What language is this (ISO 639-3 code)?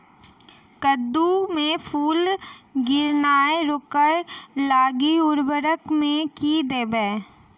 mai